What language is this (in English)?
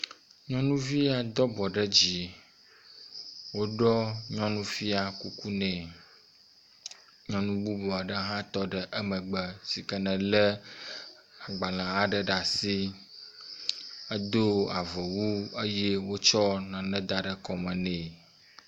Ewe